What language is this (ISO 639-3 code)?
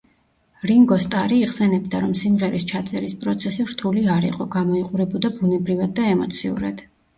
kat